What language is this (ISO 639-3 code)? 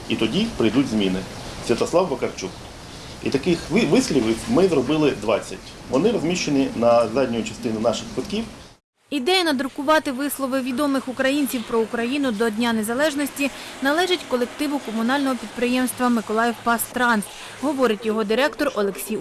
ukr